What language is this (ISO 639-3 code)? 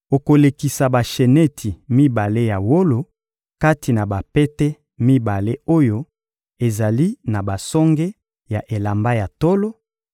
lin